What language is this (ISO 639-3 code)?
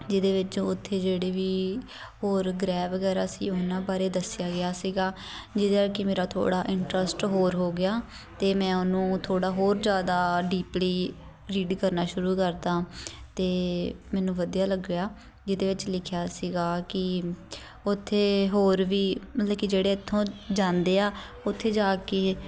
pan